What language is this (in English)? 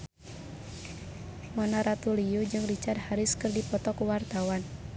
Sundanese